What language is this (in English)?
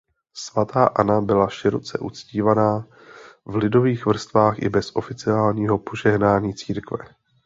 Czech